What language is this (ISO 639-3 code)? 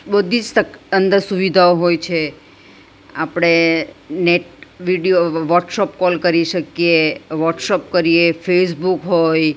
guj